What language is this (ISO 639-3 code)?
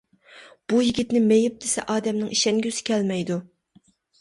uig